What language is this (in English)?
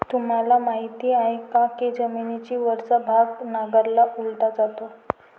Marathi